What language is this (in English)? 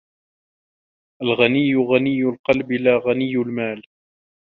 Arabic